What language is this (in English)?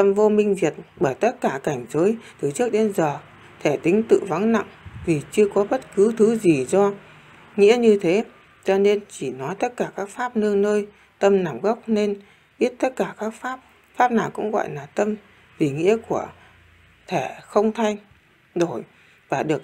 Vietnamese